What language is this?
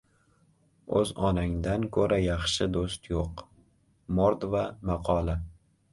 Uzbek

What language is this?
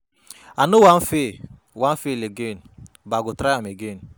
Nigerian Pidgin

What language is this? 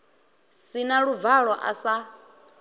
Venda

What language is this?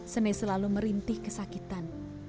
Indonesian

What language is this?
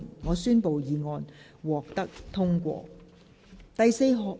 Cantonese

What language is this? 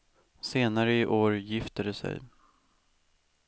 Swedish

